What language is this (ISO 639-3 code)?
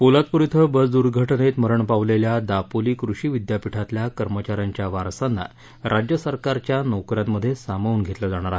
mar